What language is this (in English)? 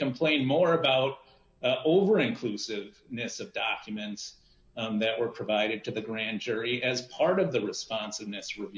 English